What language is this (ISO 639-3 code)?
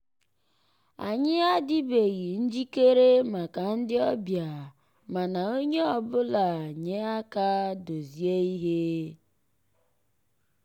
ibo